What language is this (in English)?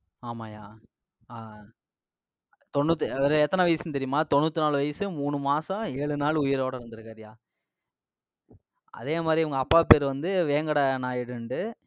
Tamil